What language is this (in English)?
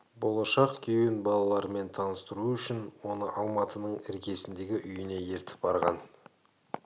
Kazakh